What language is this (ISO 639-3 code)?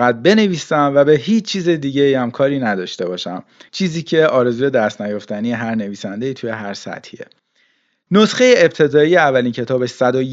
fas